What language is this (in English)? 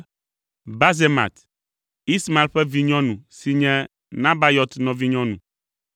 Ewe